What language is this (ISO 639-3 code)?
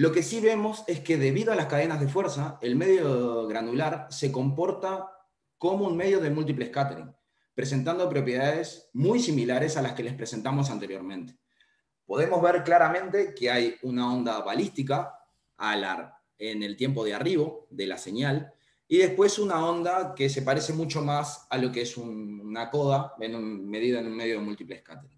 spa